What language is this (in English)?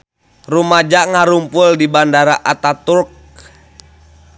Sundanese